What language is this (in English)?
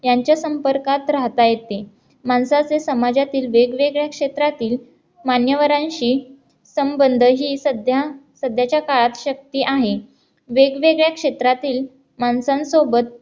Marathi